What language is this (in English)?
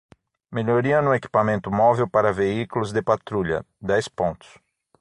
Portuguese